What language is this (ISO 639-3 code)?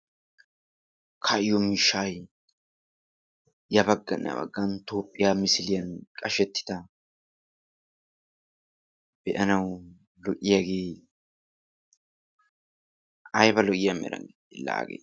wal